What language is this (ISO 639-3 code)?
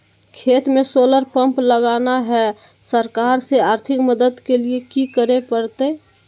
mag